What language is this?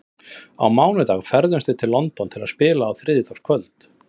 Icelandic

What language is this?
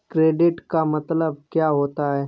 Hindi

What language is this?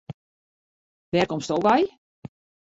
Western Frisian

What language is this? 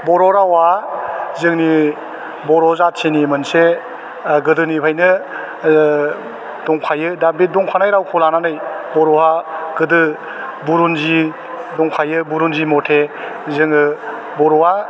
Bodo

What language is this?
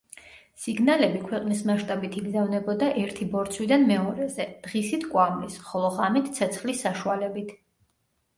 Georgian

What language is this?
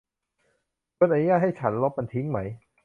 Thai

